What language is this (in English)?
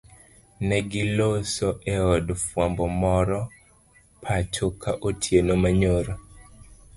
Luo (Kenya and Tanzania)